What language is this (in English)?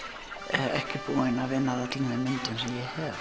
Icelandic